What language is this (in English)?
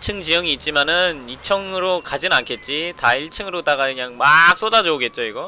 Korean